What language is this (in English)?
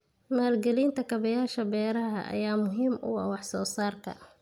Somali